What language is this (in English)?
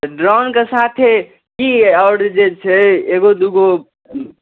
Maithili